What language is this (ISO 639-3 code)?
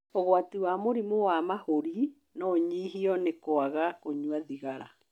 kik